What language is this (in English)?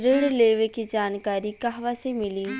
Bhojpuri